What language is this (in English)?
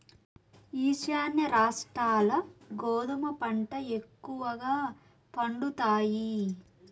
Telugu